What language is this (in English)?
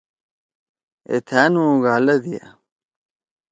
Torwali